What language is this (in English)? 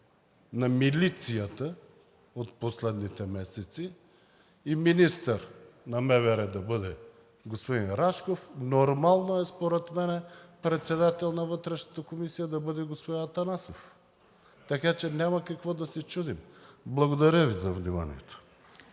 Bulgarian